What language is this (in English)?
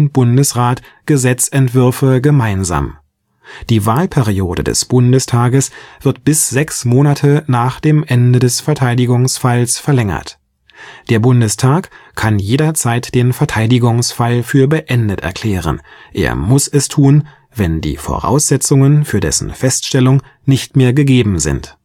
German